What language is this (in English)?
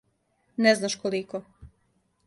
Serbian